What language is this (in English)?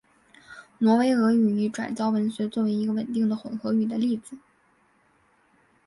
Chinese